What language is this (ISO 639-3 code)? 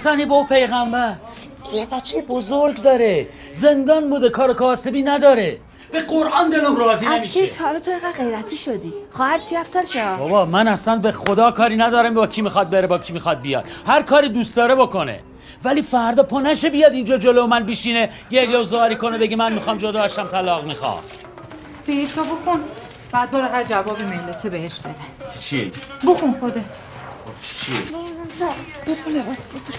fas